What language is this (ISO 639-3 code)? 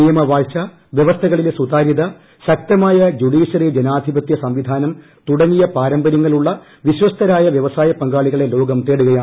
mal